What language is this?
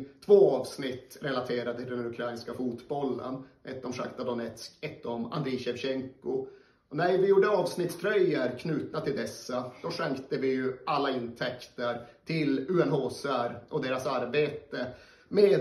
Swedish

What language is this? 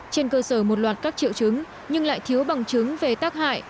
Vietnamese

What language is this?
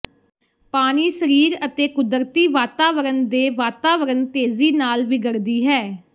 Punjabi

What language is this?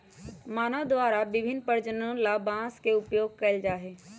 Magahi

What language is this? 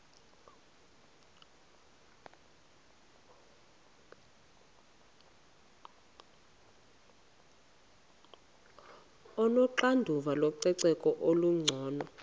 Xhosa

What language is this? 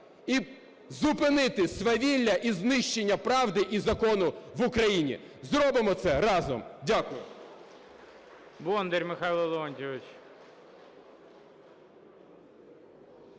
Ukrainian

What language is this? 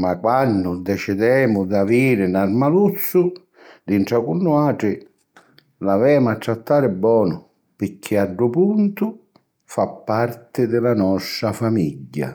Sicilian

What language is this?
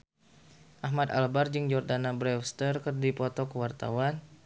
Sundanese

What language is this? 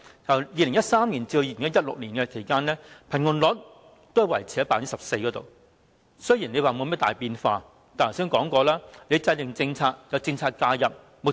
Cantonese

